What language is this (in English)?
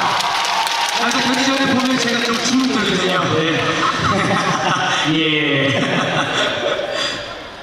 Korean